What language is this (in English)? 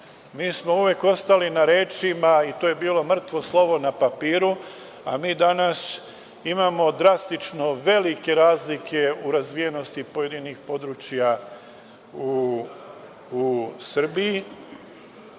Serbian